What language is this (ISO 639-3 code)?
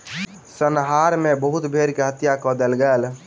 mai